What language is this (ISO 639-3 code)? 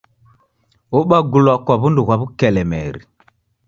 dav